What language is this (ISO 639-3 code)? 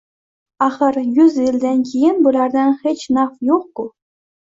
uzb